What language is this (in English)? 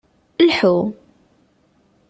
Kabyle